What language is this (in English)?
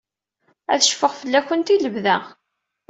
Kabyle